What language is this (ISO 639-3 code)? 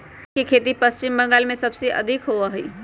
mag